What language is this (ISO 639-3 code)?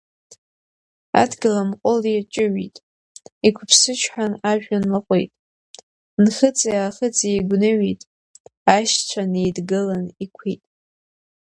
abk